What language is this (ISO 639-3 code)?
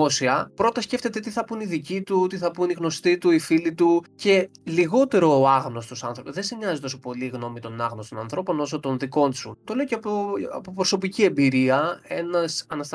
ell